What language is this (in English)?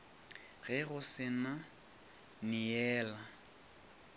Northern Sotho